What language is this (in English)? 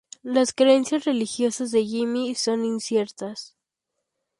Spanish